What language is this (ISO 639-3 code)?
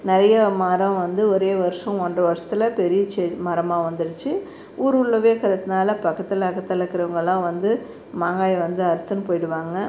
tam